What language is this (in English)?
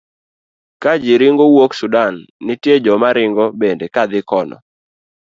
Luo (Kenya and Tanzania)